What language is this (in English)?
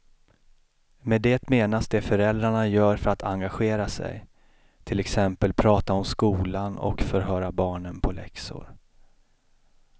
Swedish